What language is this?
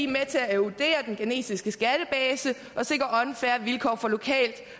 Danish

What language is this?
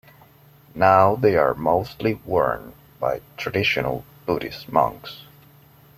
English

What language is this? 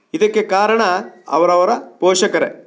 Kannada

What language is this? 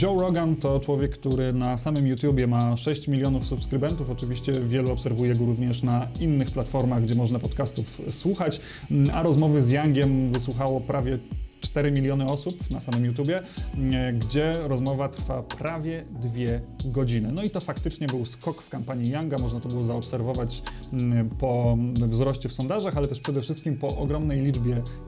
Polish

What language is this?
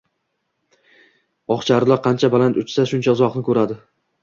Uzbek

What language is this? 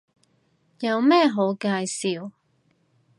Cantonese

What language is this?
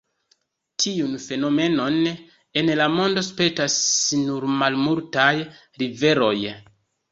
Esperanto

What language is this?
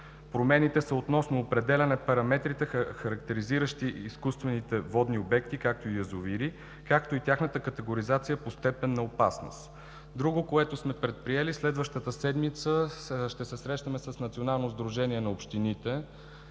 Bulgarian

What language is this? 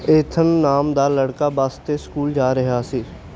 Punjabi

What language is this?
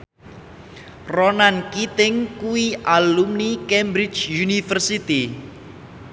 Javanese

